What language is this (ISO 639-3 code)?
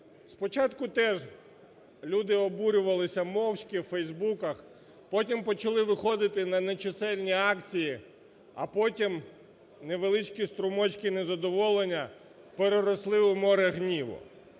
ukr